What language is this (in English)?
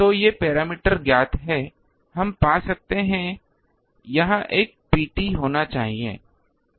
Hindi